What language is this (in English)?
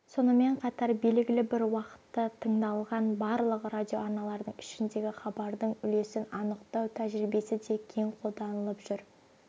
Kazakh